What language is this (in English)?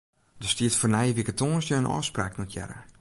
Western Frisian